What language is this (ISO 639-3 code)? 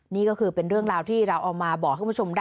tha